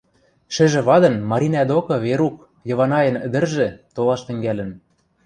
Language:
Western Mari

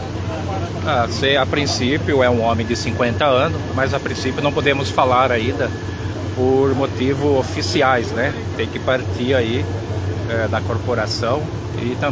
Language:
Portuguese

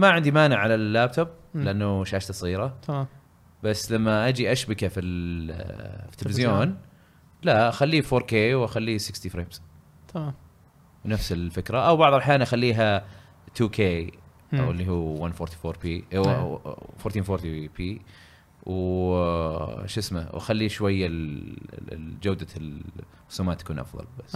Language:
Arabic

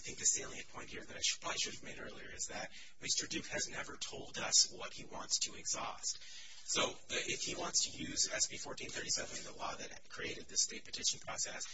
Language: English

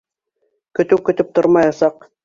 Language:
Bashkir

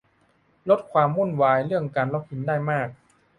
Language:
Thai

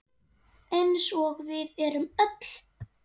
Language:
Icelandic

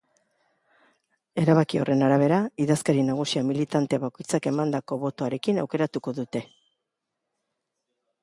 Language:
Basque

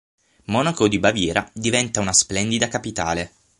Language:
Italian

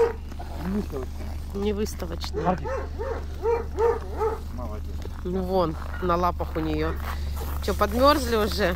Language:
Russian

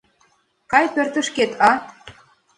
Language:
Mari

